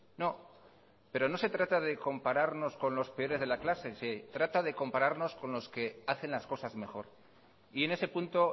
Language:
Spanish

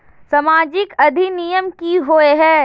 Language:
Magahi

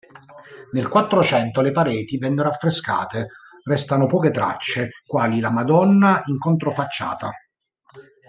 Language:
Italian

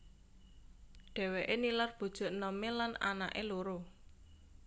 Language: Javanese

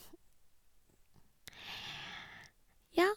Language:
Norwegian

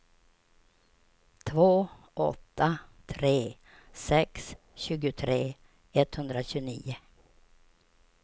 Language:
Swedish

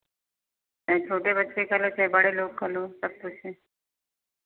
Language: Hindi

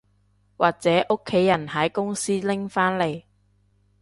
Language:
Cantonese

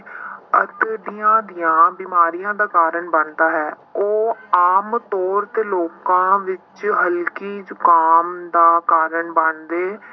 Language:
Punjabi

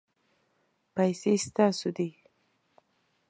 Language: Pashto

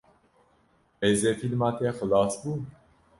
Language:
Kurdish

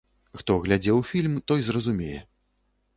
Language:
Belarusian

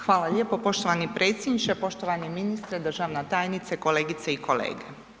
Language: Croatian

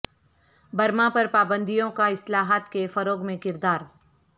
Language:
Urdu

